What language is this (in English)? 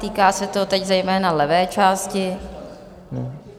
Czech